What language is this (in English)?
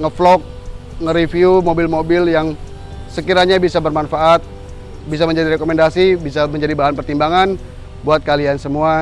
Indonesian